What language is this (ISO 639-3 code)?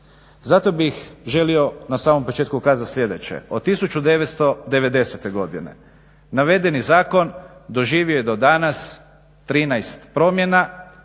hrv